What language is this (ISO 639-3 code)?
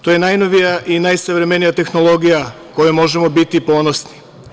srp